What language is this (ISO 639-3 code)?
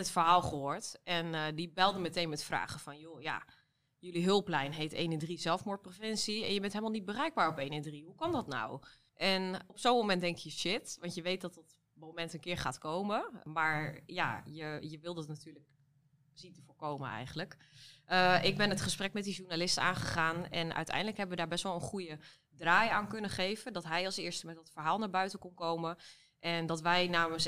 nld